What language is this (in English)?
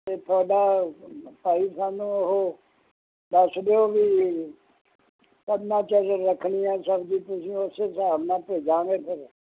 Punjabi